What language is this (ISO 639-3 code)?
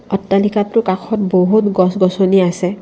asm